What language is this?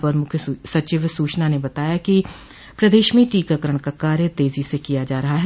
Hindi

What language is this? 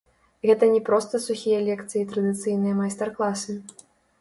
Belarusian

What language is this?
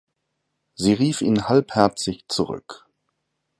German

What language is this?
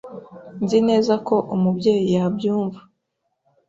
Kinyarwanda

